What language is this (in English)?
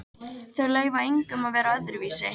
Icelandic